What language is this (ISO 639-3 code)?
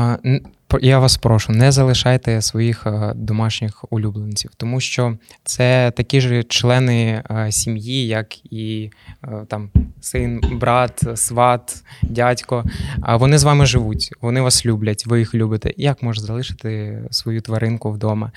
ukr